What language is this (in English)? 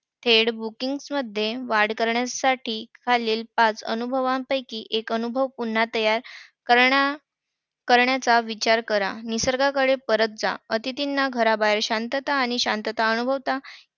Marathi